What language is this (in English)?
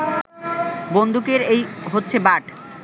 Bangla